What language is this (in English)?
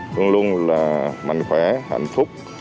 Vietnamese